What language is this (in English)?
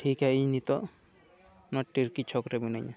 Santali